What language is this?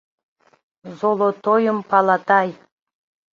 Mari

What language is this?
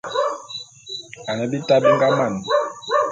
Bulu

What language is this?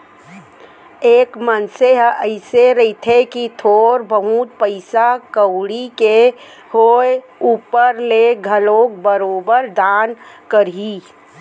Chhattisgarhi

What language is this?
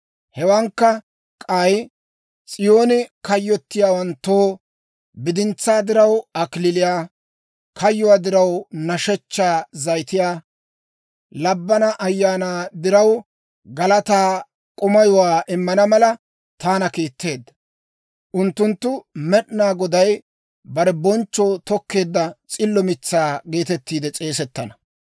Dawro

